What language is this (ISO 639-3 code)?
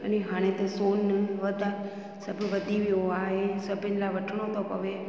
snd